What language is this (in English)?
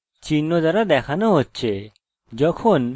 Bangla